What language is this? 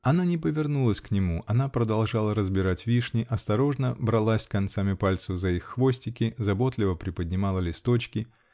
Russian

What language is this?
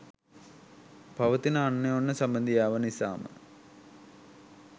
Sinhala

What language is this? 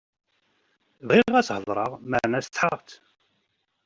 Kabyle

